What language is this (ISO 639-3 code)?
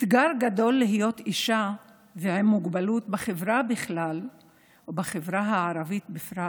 heb